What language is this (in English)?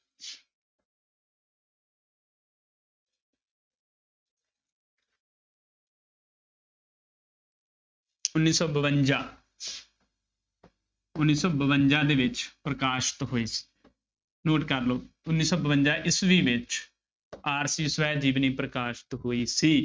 Punjabi